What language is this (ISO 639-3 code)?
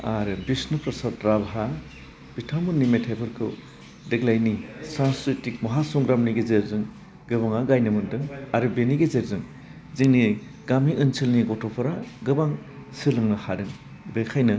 brx